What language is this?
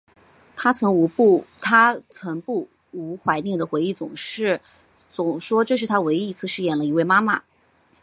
Chinese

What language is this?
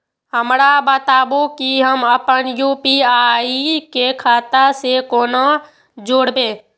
Maithili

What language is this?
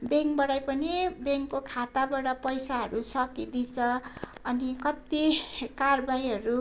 Nepali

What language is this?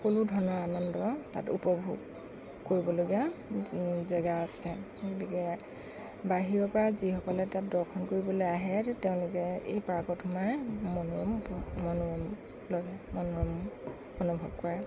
Assamese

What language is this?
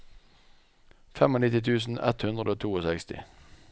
Norwegian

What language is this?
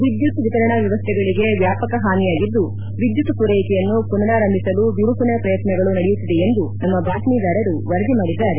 Kannada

